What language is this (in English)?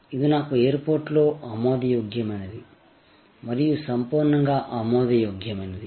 Telugu